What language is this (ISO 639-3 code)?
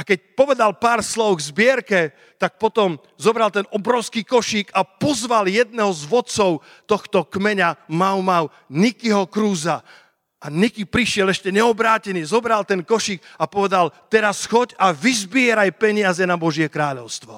slk